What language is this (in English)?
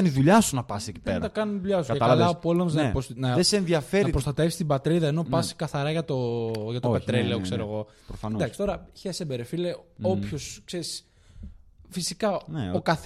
Greek